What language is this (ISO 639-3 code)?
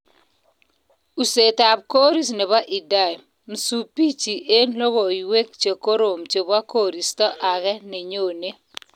kln